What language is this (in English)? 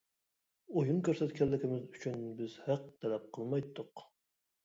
Uyghur